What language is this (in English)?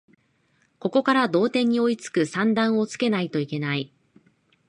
Japanese